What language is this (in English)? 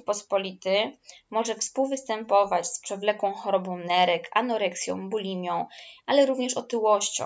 Polish